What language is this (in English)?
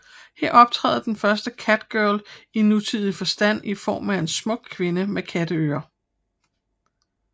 Danish